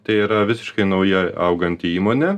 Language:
Lithuanian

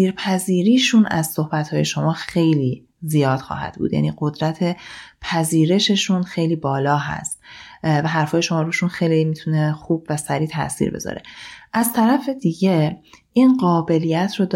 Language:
Persian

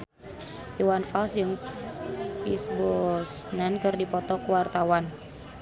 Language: Sundanese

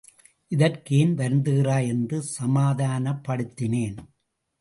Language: Tamil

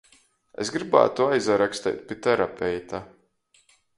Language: Latgalian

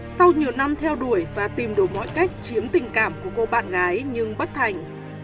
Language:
Vietnamese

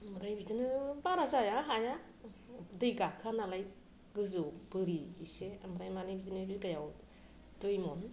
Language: Bodo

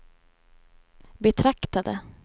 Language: Swedish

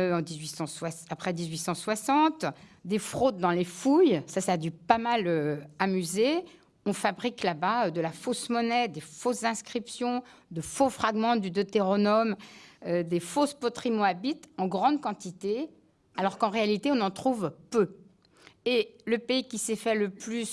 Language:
French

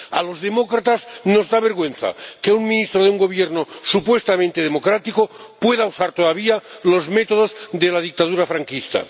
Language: Spanish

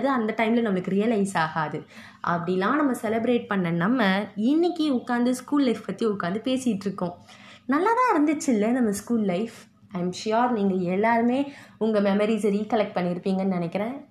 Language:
Tamil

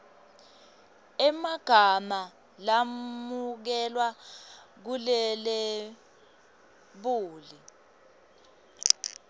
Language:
Swati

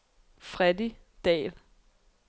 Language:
Danish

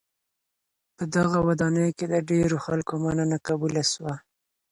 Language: Pashto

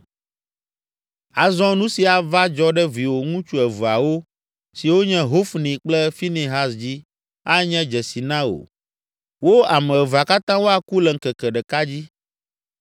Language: Ewe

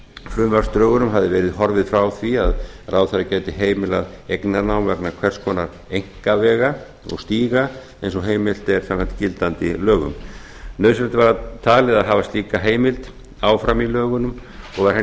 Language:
Icelandic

